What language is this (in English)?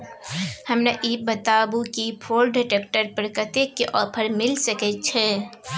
Maithili